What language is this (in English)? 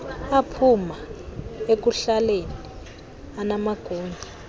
Xhosa